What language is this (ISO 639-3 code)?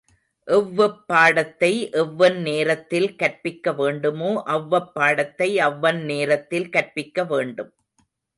tam